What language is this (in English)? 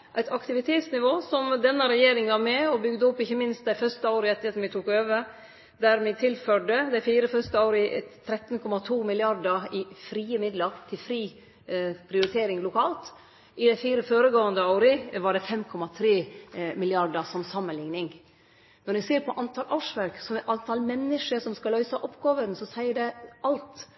Norwegian Nynorsk